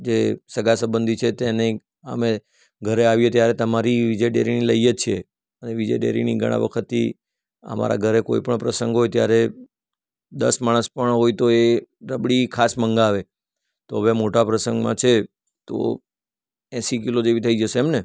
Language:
Gujarati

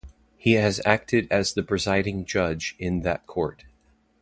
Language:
English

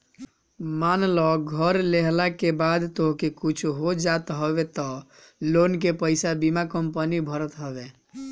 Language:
Bhojpuri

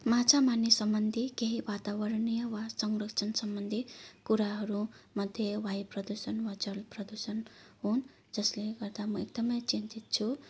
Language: Nepali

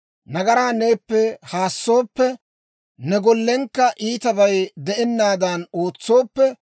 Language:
Dawro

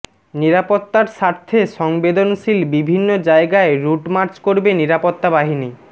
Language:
Bangla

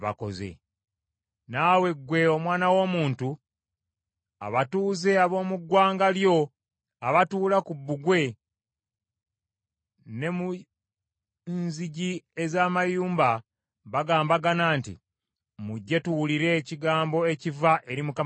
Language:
Ganda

